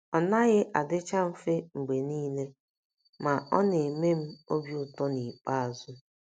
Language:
Igbo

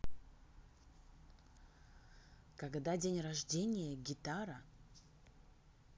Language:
Russian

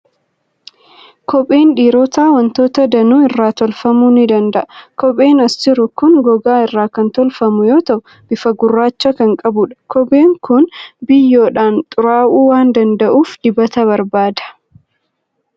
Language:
Oromo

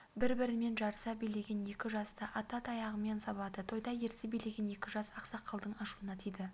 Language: Kazakh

